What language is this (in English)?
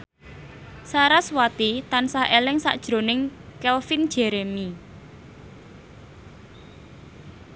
Javanese